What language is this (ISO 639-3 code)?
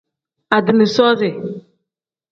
kdh